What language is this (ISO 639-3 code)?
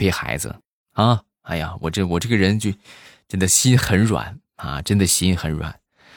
zho